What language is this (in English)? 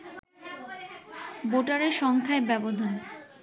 Bangla